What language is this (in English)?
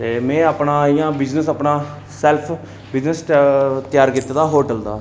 Dogri